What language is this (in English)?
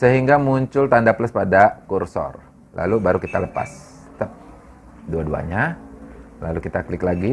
Indonesian